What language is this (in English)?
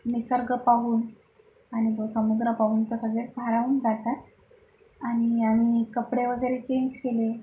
Marathi